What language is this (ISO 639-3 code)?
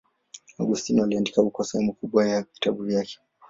swa